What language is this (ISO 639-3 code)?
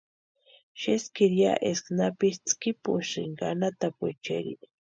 pua